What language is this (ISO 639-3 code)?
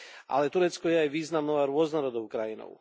slk